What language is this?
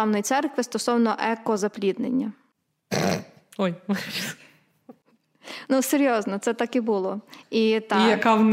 Ukrainian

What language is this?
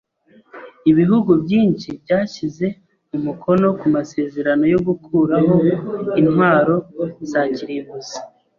Kinyarwanda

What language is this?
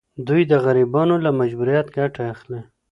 Pashto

